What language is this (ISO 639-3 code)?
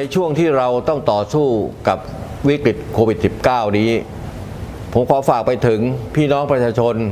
tha